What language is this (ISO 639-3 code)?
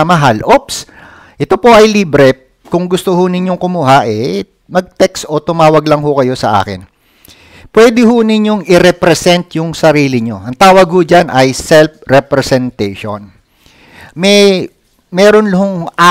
fil